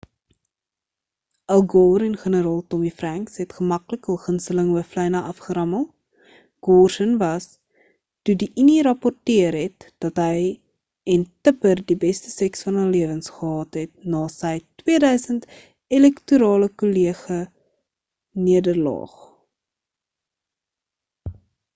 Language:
Afrikaans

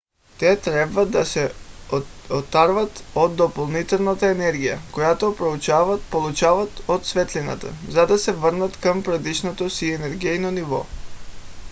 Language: Bulgarian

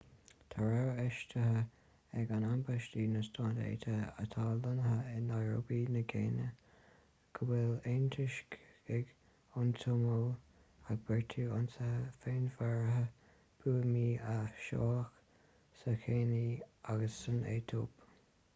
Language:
Irish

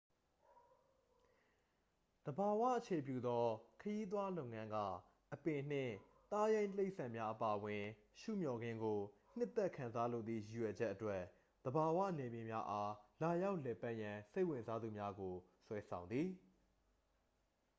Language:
Burmese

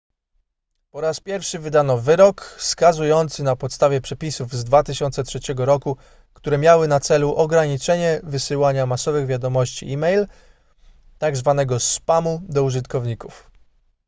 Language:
Polish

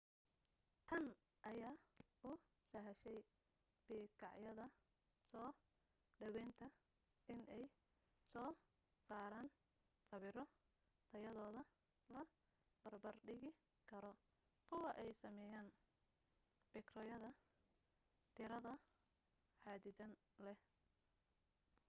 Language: Somali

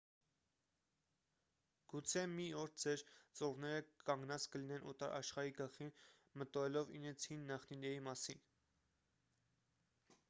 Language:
Armenian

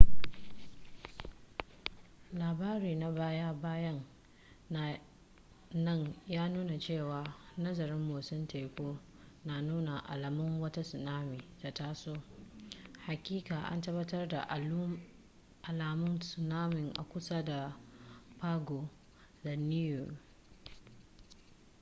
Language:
Hausa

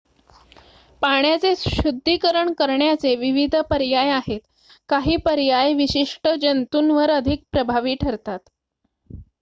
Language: Marathi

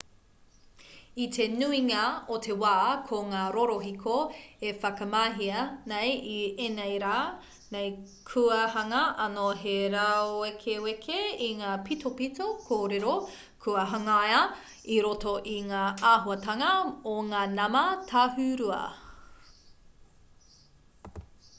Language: Māori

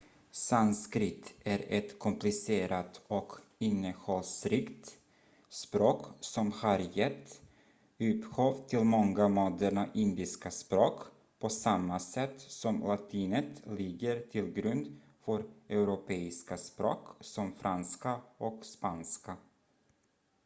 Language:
Swedish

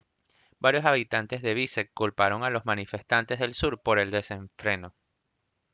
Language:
Spanish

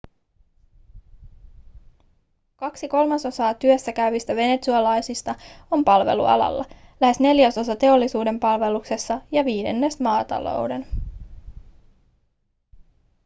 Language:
Finnish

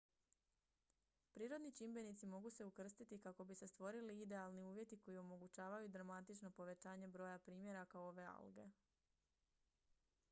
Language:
Croatian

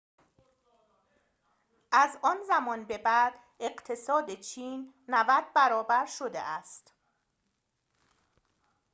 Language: Persian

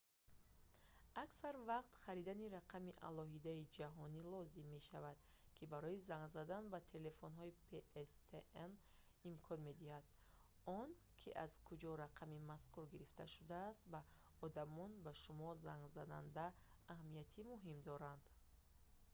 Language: Tajik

